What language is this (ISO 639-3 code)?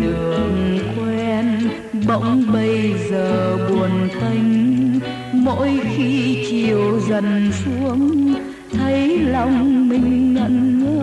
vie